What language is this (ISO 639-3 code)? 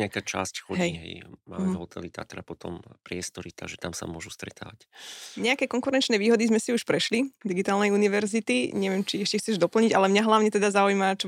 slk